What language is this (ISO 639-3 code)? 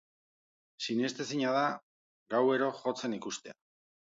eus